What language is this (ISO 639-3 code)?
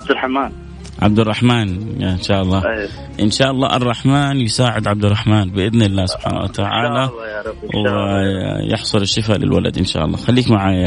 ara